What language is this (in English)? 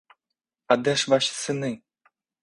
Ukrainian